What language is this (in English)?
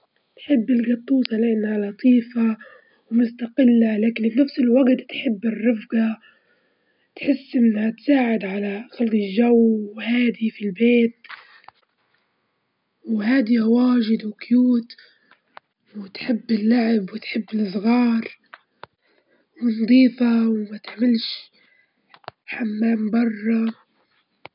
Libyan Arabic